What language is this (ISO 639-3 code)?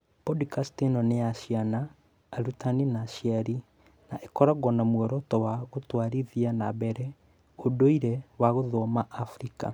kik